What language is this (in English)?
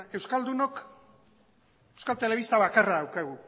Basque